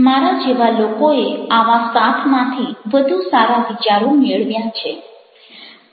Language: Gujarati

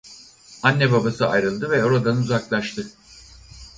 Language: Turkish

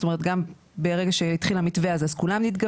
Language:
Hebrew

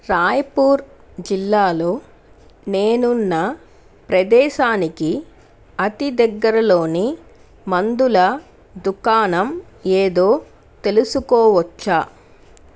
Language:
Telugu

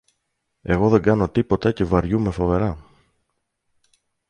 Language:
Greek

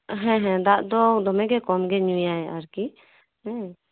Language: Santali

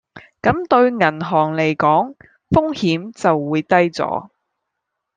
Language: Cantonese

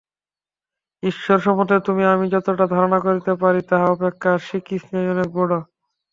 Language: Bangla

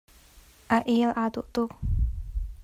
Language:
Hakha Chin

